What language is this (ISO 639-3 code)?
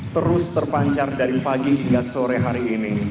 ind